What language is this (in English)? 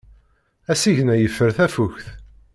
Kabyle